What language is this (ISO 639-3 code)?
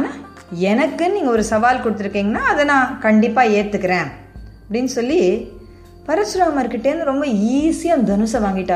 tam